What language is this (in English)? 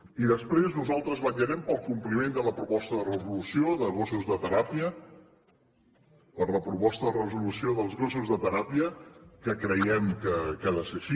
Catalan